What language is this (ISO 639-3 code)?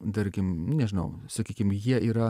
lit